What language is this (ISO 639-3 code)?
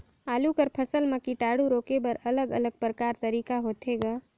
hne